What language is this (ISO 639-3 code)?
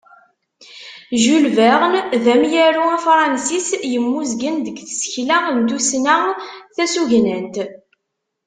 kab